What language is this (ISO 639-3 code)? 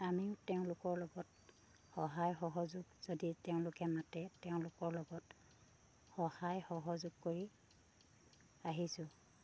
asm